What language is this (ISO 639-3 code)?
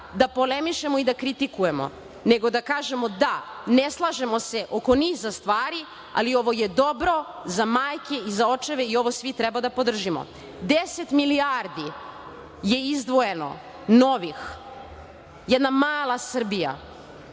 srp